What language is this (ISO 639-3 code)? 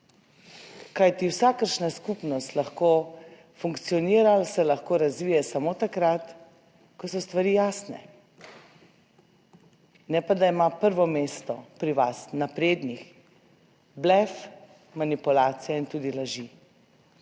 slv